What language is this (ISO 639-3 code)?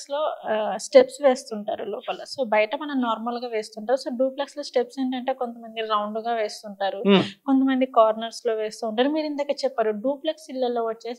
tel